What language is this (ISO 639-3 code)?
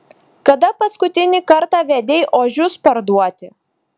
lit